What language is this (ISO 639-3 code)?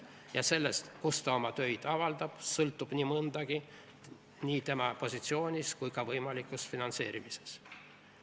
est